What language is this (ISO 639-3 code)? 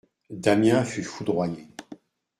fra